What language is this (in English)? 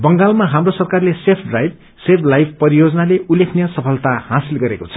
Nepali